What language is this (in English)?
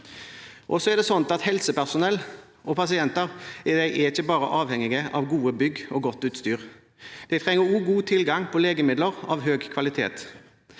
Norwegian